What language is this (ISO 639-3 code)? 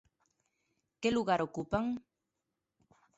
glg